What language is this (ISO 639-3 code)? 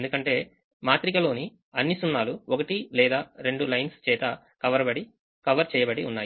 tel